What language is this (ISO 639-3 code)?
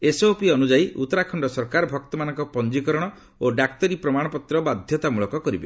ori